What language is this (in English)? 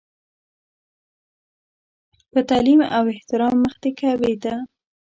Pashto